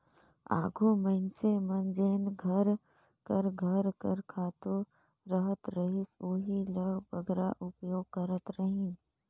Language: Chhattisgarhi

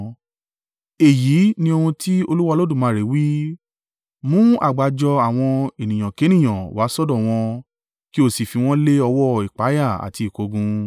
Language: Yoruba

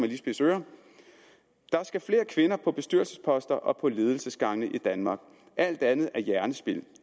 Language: Danish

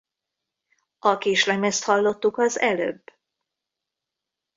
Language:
Hungarian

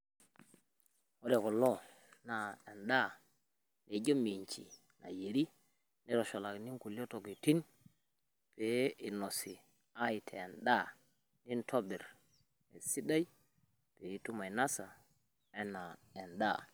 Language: Masai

